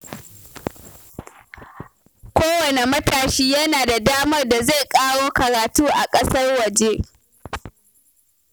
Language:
Hausa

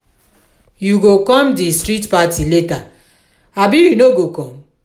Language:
Nigerian Pidgin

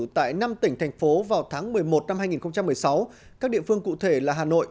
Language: Vietnamese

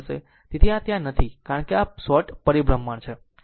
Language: Gujarati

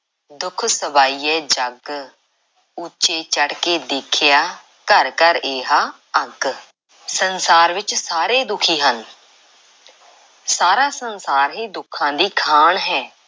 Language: Punjabi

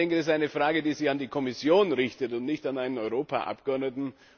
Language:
German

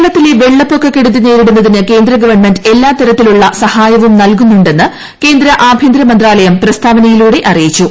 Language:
Malayalam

